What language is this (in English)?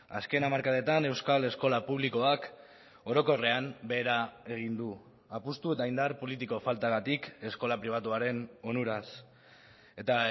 Basque